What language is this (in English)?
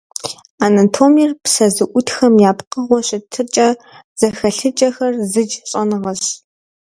Kabardian